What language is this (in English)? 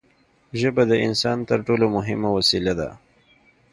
Pashto